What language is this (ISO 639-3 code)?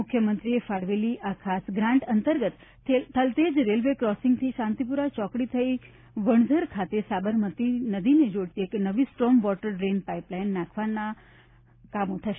guj